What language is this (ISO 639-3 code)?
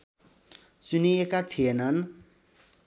nep